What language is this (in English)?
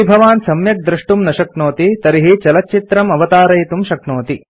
Sanskrit